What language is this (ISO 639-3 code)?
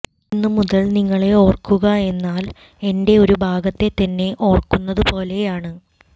mal